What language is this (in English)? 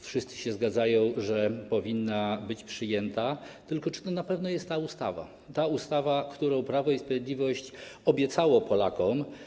Polish